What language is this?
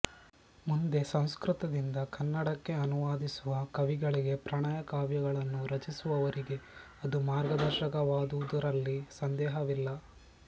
Kannada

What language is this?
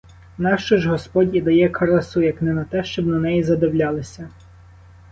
Ukrainian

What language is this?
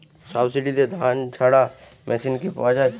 Bangla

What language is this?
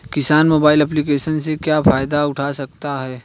Hindi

